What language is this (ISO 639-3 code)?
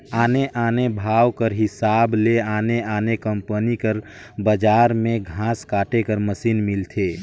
hne